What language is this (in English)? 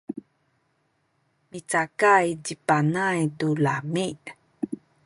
Sakizaya